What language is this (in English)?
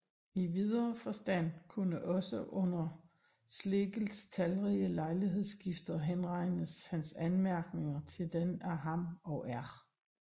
Danish